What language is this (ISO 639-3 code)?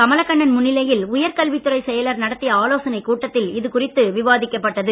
tam